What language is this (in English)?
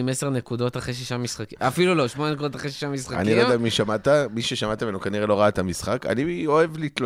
Hebrew